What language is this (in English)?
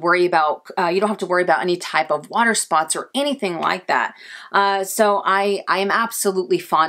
English